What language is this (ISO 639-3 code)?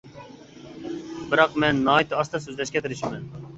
uig